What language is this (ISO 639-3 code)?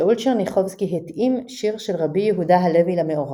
heb